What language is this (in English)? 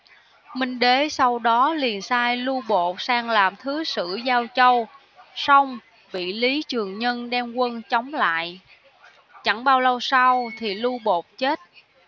Vietnamese